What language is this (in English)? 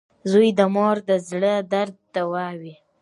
Pashto